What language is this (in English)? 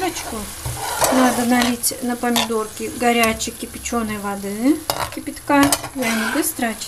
Russian